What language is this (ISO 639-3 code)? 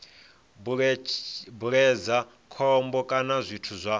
ven